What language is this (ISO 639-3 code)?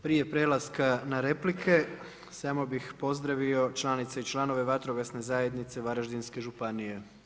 hrv